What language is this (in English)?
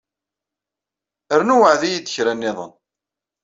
Kabyle